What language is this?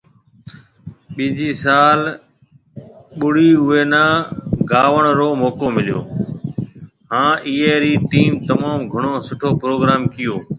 Marwari (Pakistan)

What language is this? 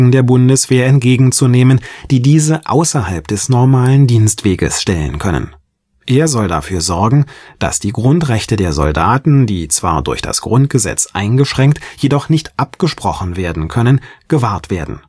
German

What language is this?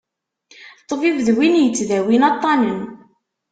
Kabyle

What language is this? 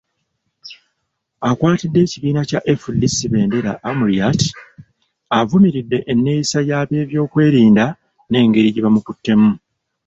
Ganda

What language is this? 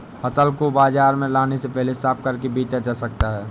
Hindi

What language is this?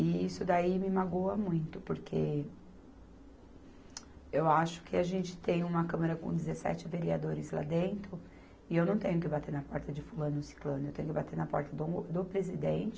Portuguese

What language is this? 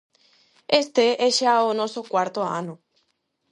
Galician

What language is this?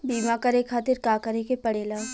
Bhojpuri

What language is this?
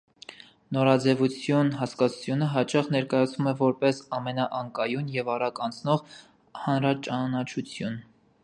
Armenian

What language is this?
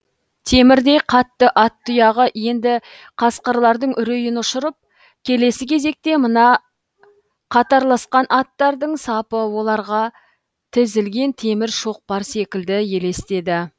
Kazakh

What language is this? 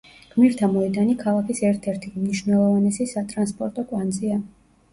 Georgian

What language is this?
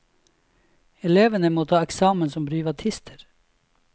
Norwegian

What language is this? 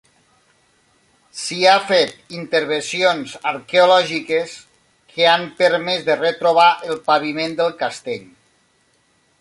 Catalan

